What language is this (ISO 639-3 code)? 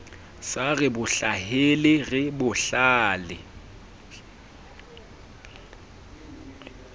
sot